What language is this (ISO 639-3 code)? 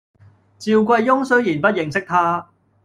yue